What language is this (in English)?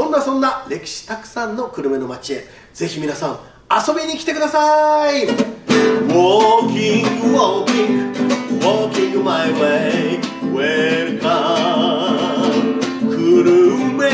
Japanese